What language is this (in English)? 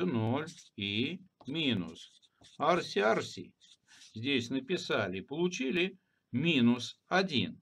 Russian